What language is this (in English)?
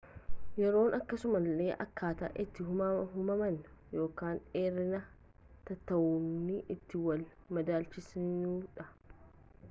Oromo